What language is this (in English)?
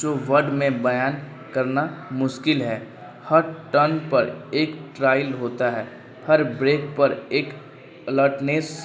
Urdu